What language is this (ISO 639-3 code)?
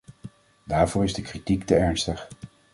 nld